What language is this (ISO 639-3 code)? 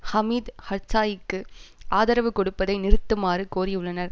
tam